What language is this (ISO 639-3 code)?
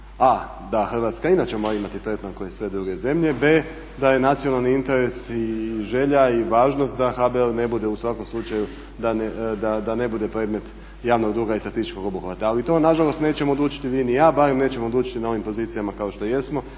hrv